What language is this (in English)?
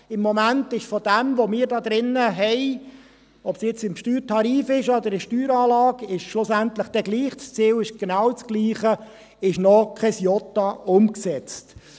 Swiss German